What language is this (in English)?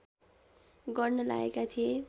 Nepali